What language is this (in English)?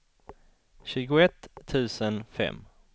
Swedish